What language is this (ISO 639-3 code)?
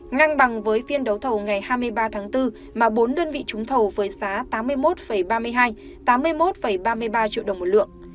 vie